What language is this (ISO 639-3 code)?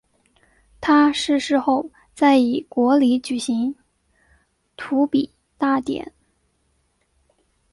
zho